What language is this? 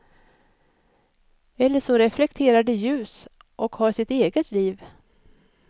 Swedish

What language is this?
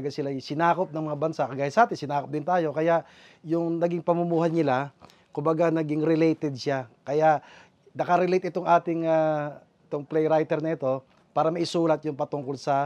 Filipino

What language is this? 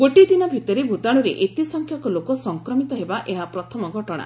Odia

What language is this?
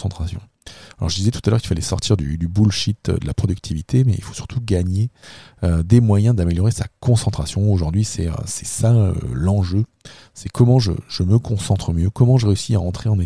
French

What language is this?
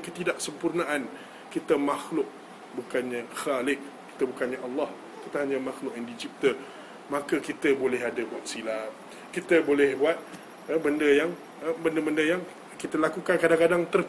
Malay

